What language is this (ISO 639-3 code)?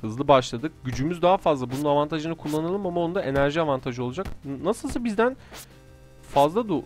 tur